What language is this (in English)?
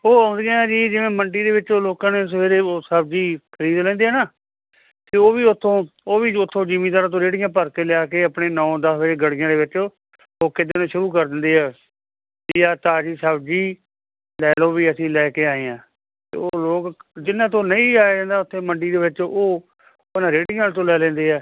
Punjabi